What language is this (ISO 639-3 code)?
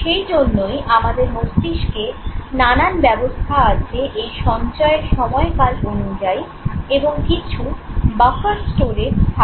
ben